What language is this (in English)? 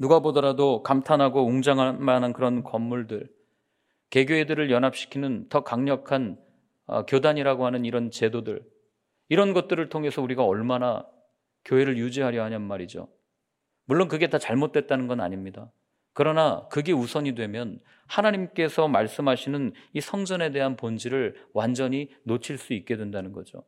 Korean